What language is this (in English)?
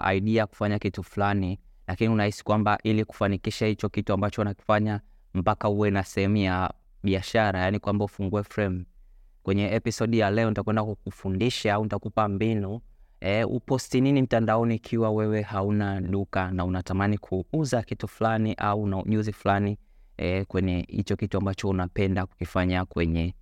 Swahili